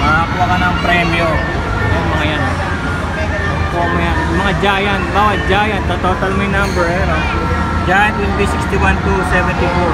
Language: Filipino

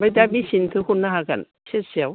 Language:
Bodo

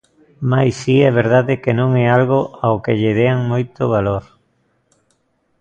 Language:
Galician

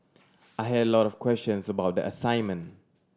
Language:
English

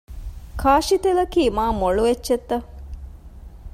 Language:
Divehi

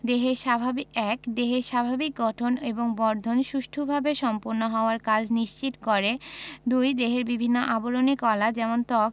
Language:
Bangla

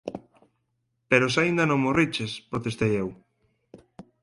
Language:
Galician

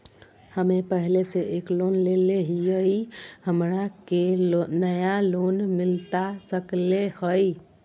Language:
Magahi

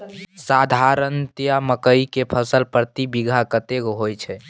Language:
Maithili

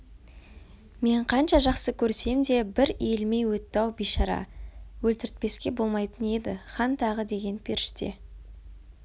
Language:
Kazakh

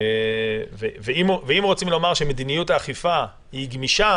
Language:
Hebrew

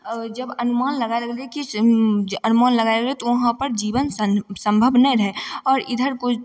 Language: Maithili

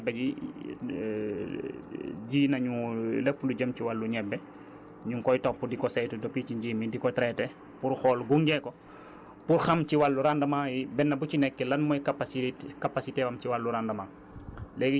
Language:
Wolof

